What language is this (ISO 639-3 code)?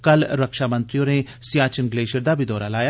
doi